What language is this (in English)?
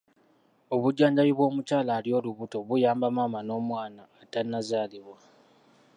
Ganda